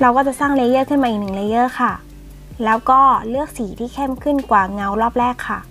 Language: Thai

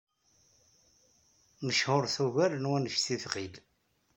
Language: Kabyle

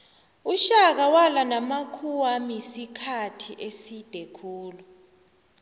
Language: South Ndebele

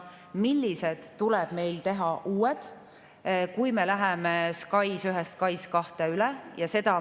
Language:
Estonian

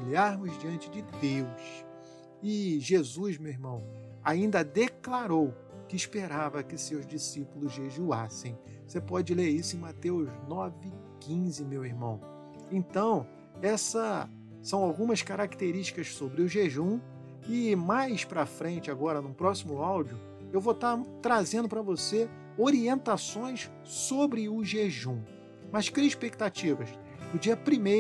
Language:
Portuguese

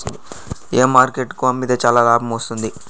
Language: Telugu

